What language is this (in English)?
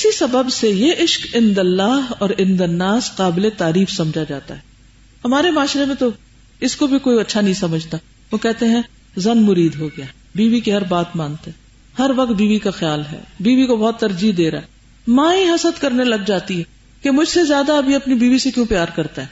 Urdu